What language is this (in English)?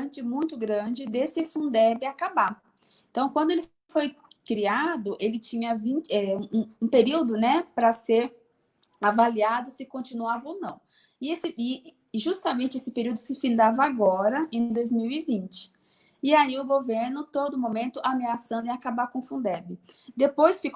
Portuguese